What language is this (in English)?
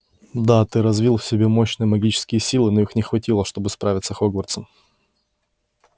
Russian